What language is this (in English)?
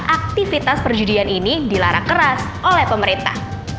Indonesian